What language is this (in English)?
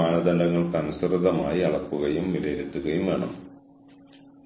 Malayalam